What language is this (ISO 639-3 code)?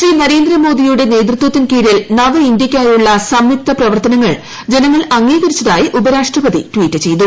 mal